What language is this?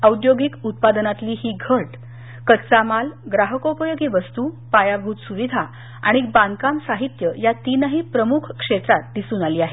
Marathi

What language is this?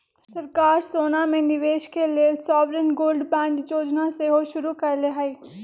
Magahi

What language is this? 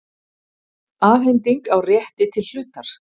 Icelandic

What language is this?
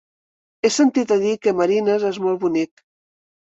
Catalan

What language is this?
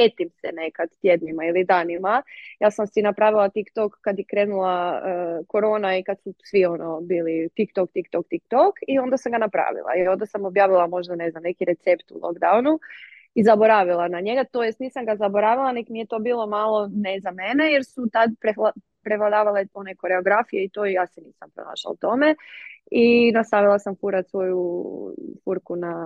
Croatian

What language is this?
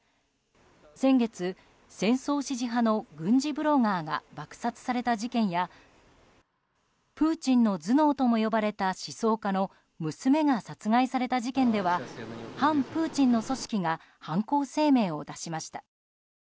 Japanese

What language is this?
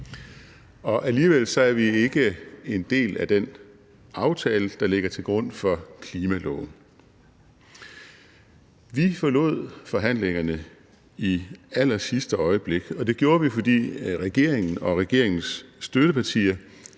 Danish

